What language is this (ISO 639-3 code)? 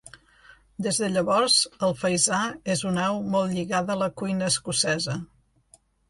cat